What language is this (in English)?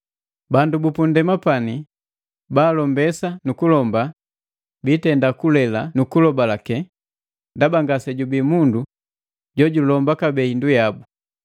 Matengo